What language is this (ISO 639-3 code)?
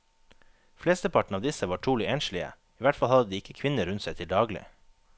nor